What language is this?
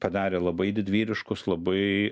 Lithuanian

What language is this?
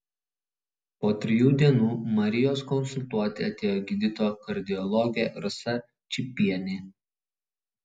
Lithuanian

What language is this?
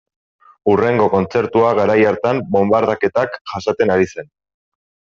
Basque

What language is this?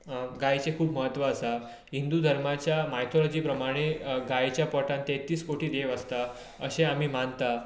Konkani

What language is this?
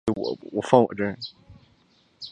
Chinese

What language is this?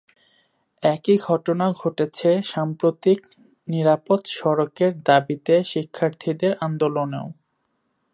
Bangla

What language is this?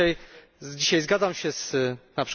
Polish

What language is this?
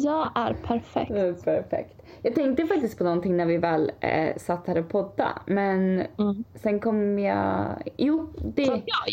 Swedish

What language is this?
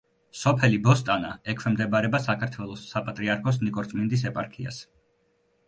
Georgian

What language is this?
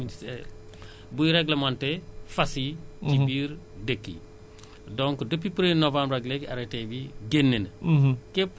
Wolof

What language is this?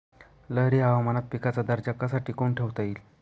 Marathi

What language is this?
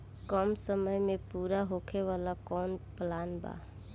Bhojpuri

